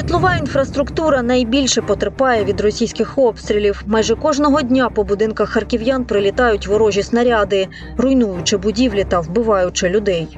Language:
Ukrainian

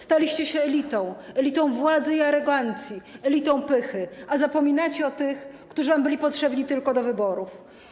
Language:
Polish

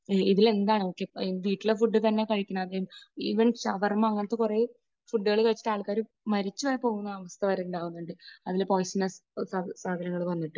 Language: Malayalam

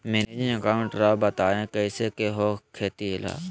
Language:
Magahi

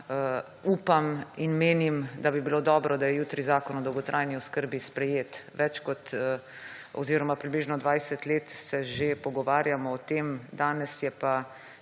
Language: Slovenian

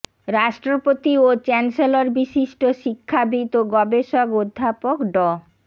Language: Bangla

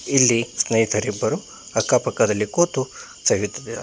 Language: Kannada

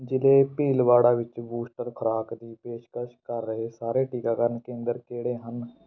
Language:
Punjabi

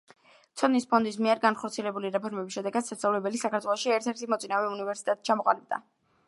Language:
Georgian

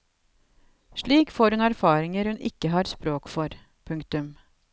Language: Norwegian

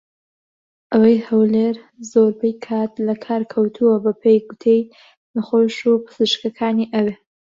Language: Central Kurdish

